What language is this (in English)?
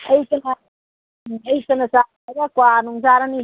Manipuri